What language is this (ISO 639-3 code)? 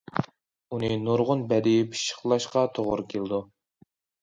uig